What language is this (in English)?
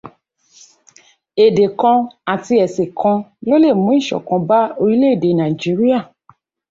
Yoruba